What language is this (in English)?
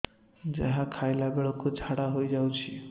Odia